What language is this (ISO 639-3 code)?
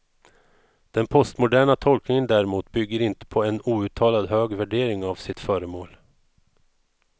swe